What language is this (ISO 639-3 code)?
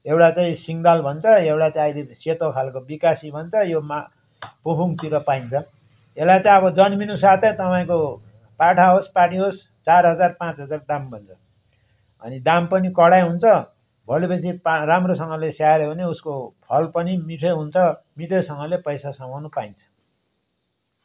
nep